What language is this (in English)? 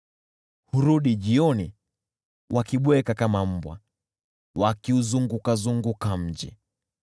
Swahili